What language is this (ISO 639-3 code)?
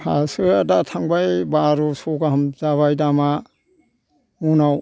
brx